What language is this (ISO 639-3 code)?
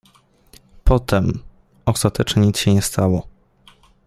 pol